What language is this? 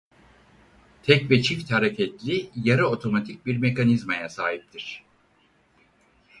Turkish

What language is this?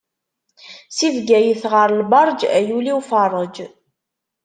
Kabyle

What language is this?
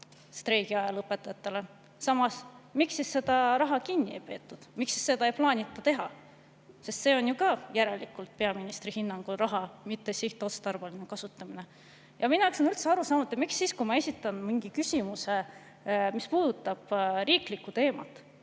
Estonian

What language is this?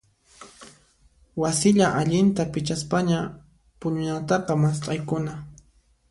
Puno Quechua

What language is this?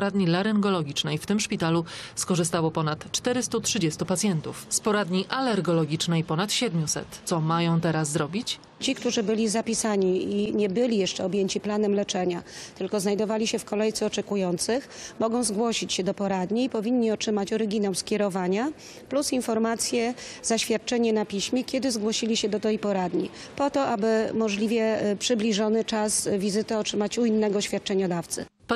Polish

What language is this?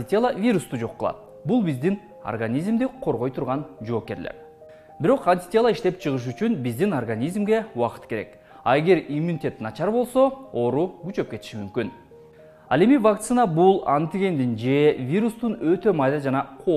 Turkish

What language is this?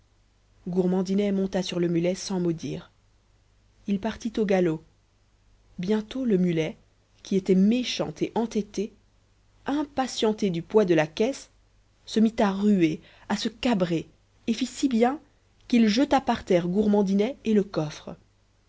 French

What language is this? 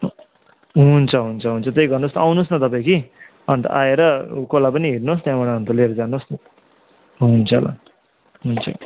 Nepali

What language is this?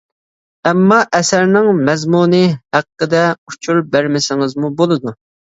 Uyghur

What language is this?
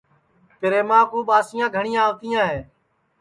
Sansi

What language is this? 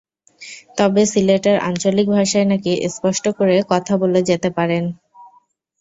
Bangla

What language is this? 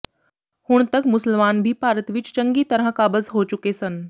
Punjabi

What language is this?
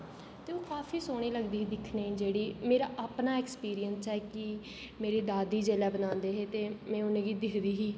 Dogri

